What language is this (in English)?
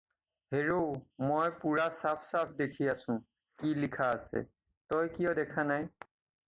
Assamese